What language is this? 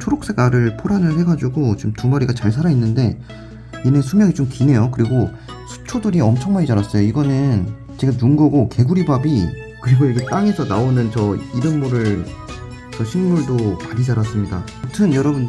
Korean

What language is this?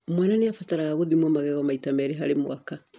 Kikuyu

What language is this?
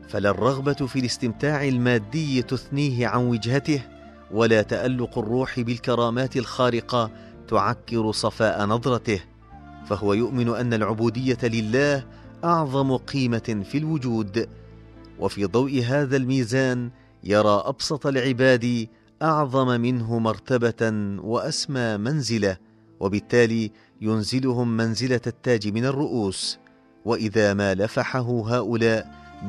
Arabic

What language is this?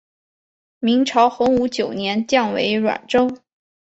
Chinese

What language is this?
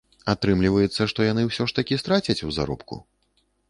Belarusian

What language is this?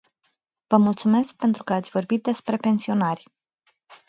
Romanian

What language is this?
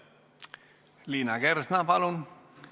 Estonian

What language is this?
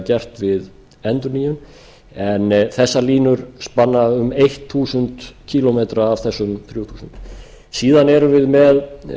Icelandic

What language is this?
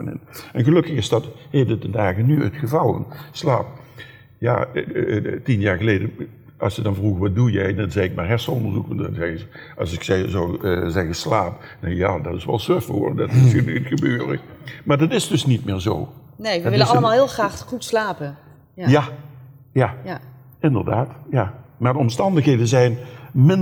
Dutch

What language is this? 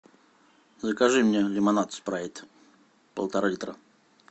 Russian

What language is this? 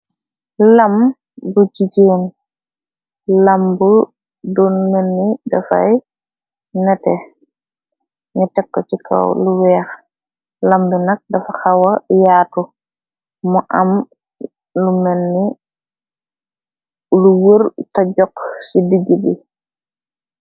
Wolof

